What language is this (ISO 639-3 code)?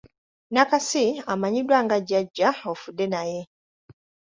lug